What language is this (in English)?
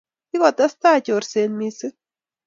Kalenjin